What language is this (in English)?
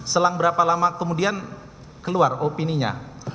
Indonesian